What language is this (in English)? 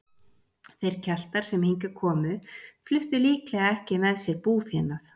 Icelandic